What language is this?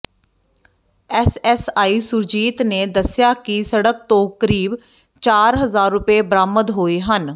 Punjabi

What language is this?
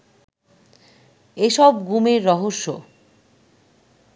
Bangla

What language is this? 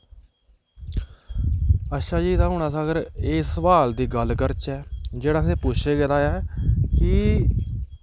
Dogri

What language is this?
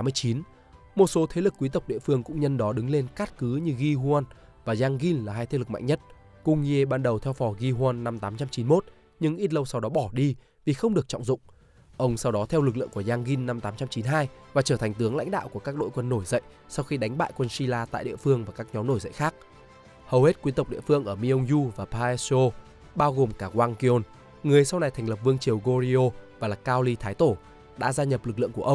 Vietnamese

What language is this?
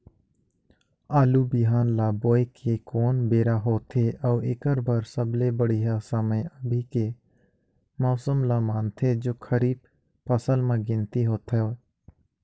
Chhattisgarhi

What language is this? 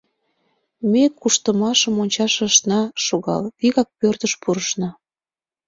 Mari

